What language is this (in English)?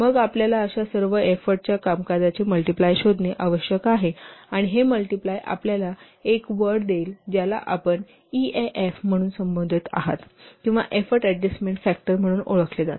Marathi